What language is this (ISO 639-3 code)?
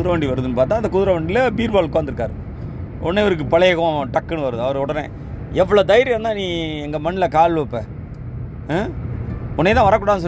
tam